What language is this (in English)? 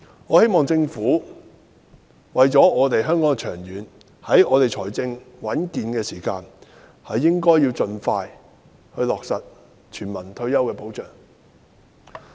Cantonese